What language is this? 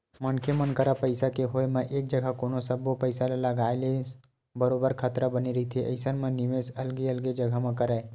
Chhattisgarhi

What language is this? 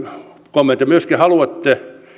Finnish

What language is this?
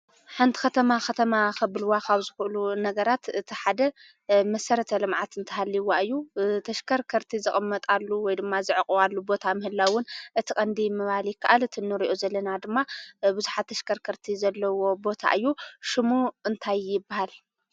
Tigrinya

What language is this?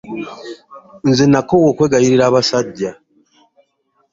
Ganda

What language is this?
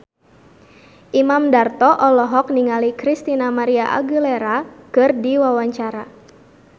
Sundanese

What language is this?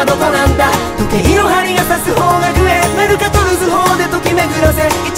Japanese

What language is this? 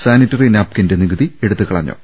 Malayalam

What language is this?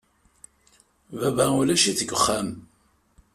Kabyle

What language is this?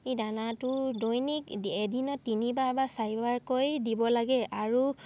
Assamese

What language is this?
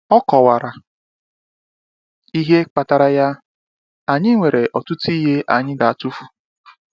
Igbo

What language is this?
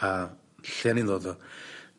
Welsh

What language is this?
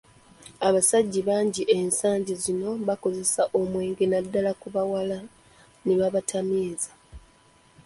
Ganda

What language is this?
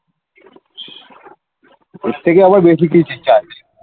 Bangla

